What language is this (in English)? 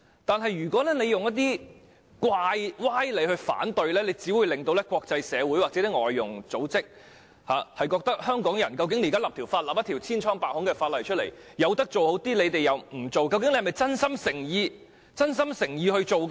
Cantonese